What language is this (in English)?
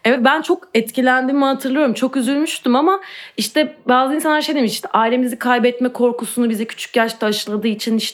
Turkish